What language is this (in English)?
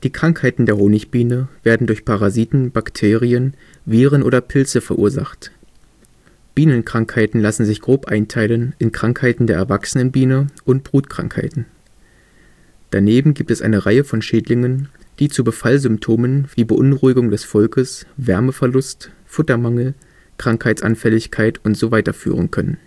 German